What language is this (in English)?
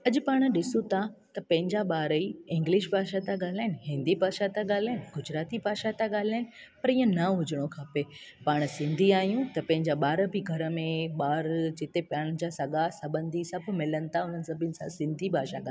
Sindhi